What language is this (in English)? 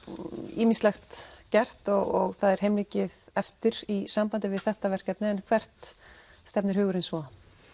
Icelandic